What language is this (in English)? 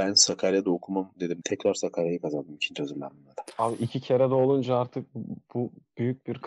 Turkish